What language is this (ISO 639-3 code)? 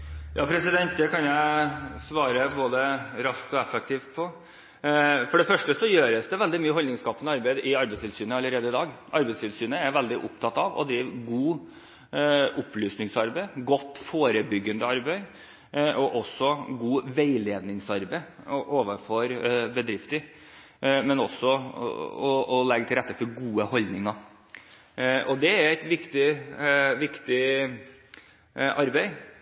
nob